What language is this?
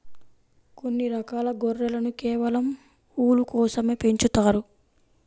Telugu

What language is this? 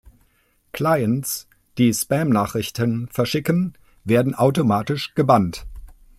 German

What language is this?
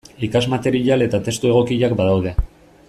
Basque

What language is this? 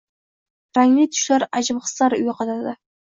Uzbek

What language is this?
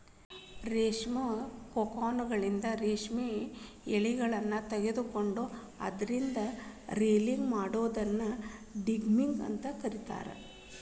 Kannada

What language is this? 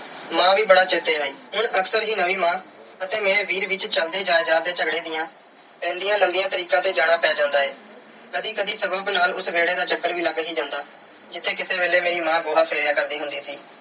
Punjabi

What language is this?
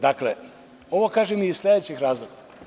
Serbian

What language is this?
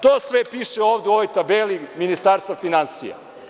Serbian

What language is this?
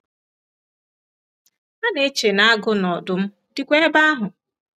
Igbo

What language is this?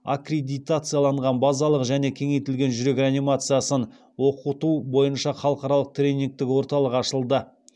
Kazakh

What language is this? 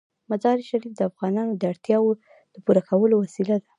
Pashto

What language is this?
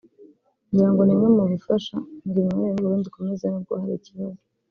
Kinyarwanda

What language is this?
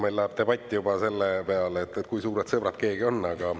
Estonian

